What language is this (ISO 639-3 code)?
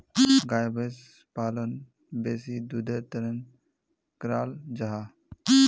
mag